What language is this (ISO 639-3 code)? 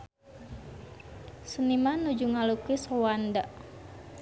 sun